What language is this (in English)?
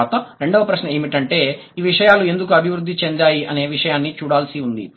Telugu